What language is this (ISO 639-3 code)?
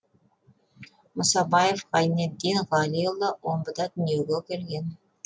kaz